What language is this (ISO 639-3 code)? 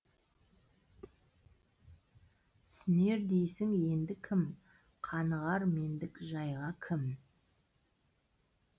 kaz